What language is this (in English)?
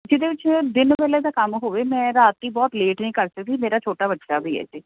Punjabi